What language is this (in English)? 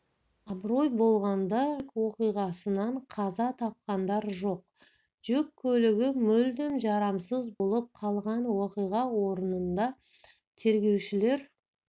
Kazakh